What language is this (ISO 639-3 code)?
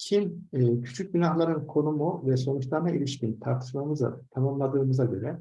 tur